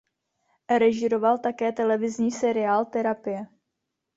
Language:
Czech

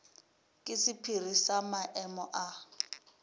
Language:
Northern Sotho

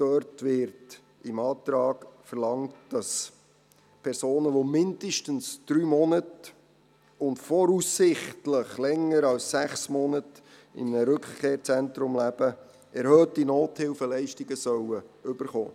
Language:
Swiss German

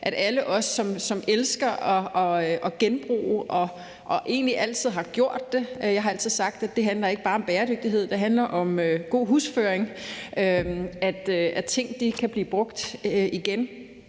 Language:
Danish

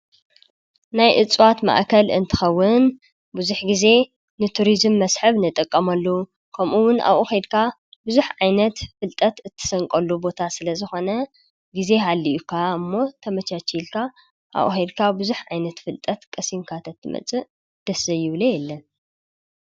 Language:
Tigrinya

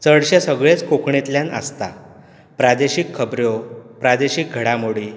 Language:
Konkani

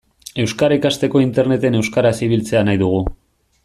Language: Basque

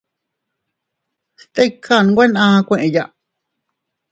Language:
Teutila Cuicatec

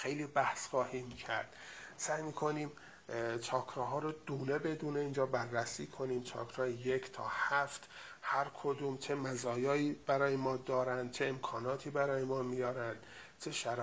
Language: Persian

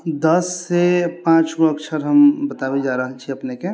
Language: Maithili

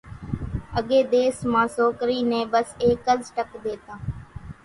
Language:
Kachi Koli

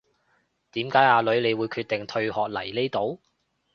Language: Cantonese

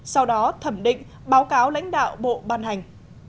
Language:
Vietnamese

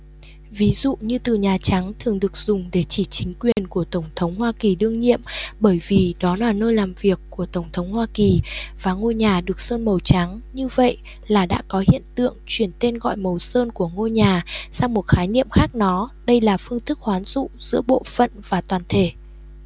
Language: Vietnamese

